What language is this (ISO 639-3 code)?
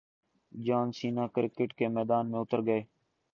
urd